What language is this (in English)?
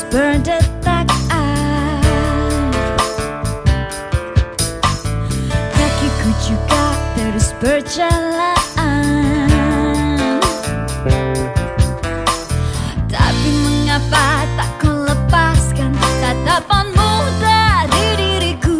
Malay